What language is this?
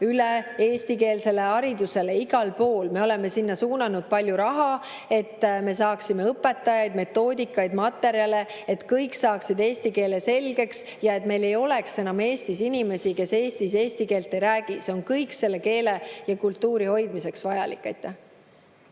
Estonian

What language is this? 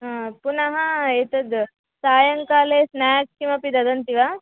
Sanskrit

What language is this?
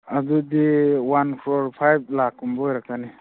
Manipuri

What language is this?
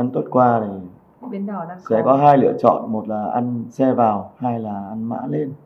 Vietnamese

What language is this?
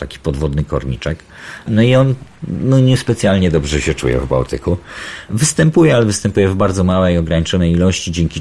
Polish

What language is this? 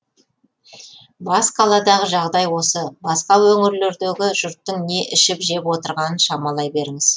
Kazakh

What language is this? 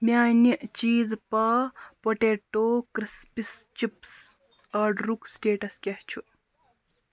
Kashmiri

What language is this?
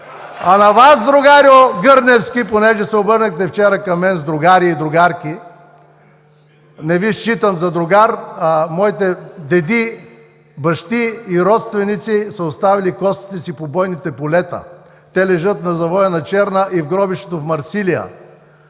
Bulgarian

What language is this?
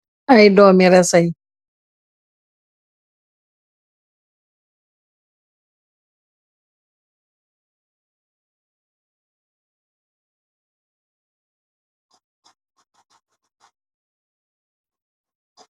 Wolof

